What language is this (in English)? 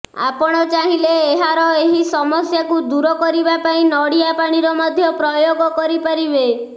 Odia